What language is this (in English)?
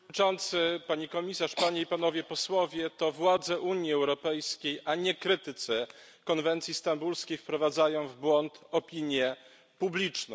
Polish